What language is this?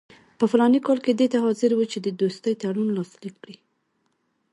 Pashto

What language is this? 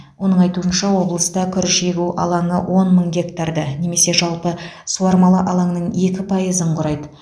Kazakh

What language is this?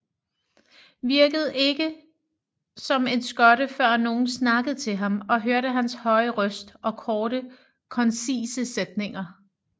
Danish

